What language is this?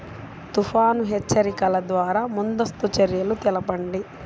Telugu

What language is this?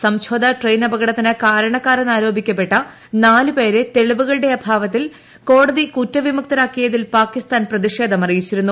Malayalam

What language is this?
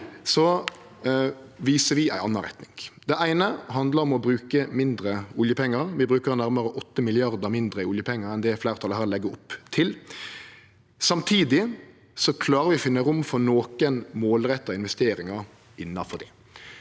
Norwegian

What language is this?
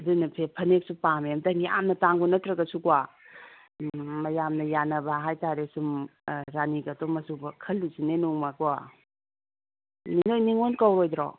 Manipuri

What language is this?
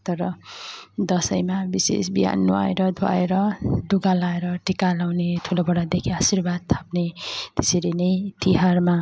Nepali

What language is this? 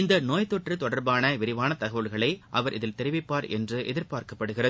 Tamil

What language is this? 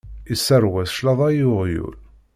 Kabyle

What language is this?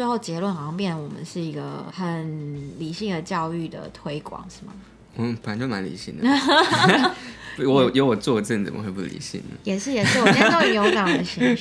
Chinese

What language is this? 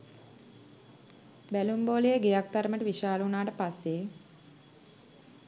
Sinhala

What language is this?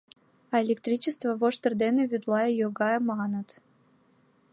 Mari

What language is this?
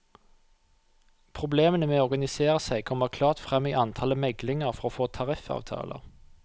Norwegian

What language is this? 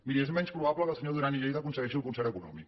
Catalan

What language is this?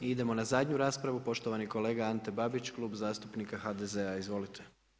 Croatian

